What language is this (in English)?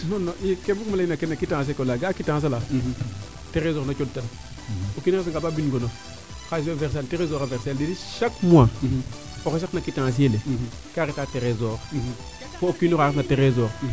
Serer